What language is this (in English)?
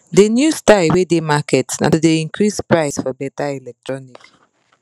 Nigerian Pidgin